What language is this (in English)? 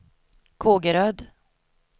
Swedish